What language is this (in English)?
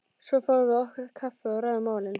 Icelandic